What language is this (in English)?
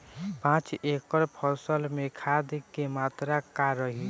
Bhojpuri